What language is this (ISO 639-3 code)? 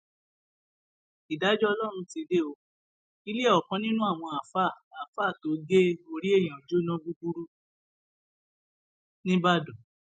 yor